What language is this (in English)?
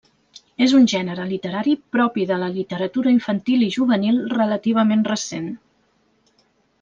Catalan